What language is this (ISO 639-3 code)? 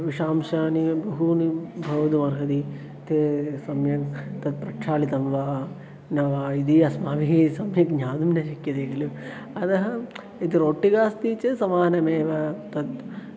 san